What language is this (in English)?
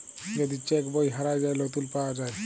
Bangla